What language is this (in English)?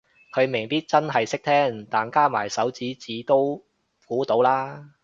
Cantonese